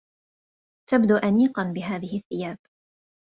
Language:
Arabic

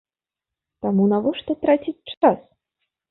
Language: Belarusian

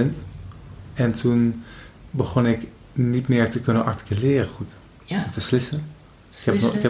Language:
Dutch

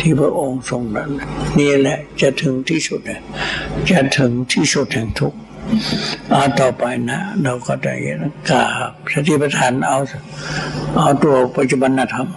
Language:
Thai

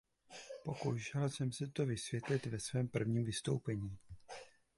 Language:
Czech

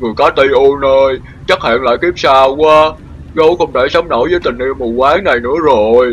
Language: Vietnamese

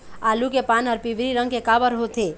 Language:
Chhattisgarhi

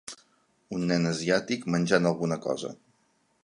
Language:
Catalan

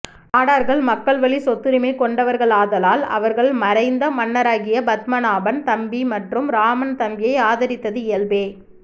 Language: Tamil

